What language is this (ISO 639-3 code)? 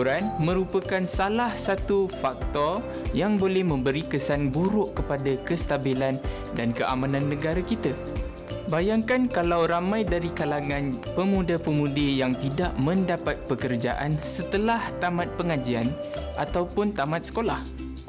msa